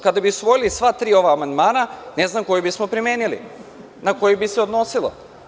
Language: Serbian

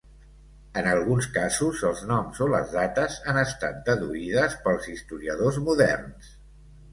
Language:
Catalan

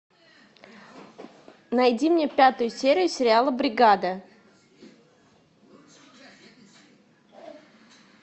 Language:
Russian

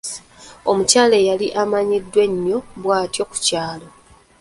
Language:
Ganda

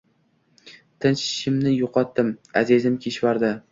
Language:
Uzbek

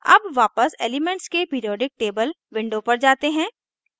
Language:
Hindi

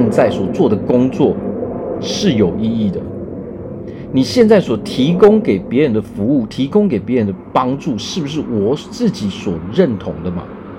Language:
Chinese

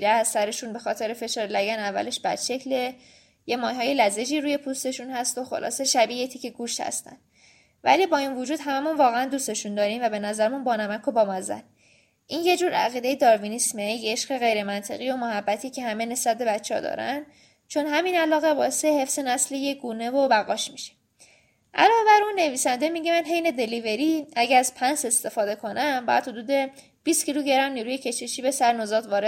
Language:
Persian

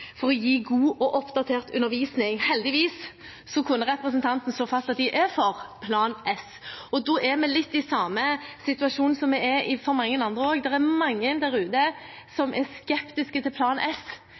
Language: Norwegian Bokmål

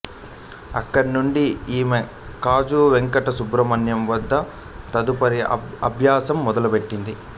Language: Telugu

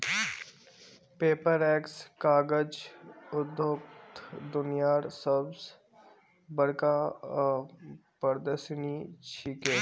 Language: Magahi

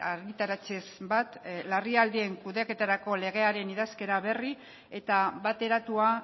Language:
Basque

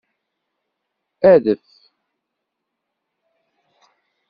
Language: Kabyle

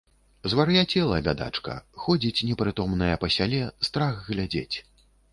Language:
Belarusian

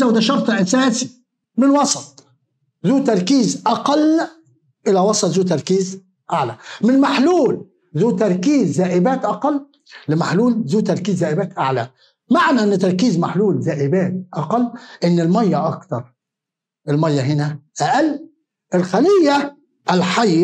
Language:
Arabic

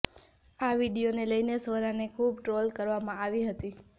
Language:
Gujarati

